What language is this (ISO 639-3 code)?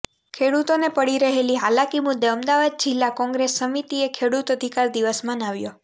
guj